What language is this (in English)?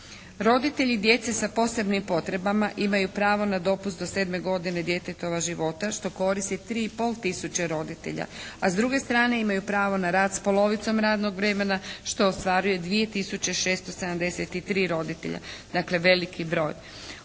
Croatian